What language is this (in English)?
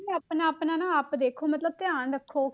Punjabi